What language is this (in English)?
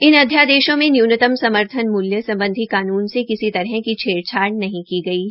Hindi